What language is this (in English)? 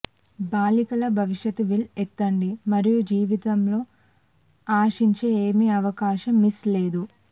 Telugu